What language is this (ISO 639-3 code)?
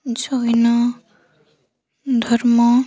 ori